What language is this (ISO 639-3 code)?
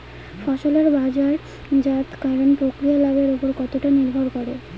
ben